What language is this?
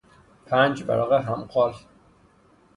Persian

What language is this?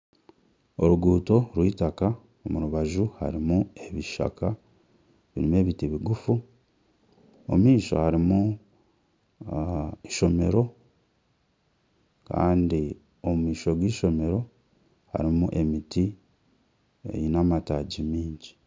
Nyankole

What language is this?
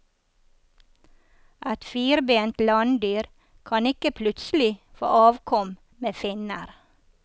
Norwegian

